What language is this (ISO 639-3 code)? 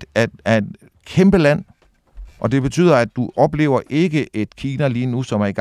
dan